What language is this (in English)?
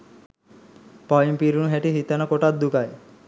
Sinhala